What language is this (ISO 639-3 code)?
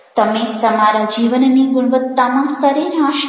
guj